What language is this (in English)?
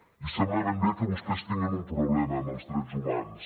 Catalan